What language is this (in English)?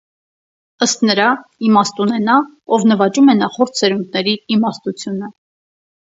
Armenian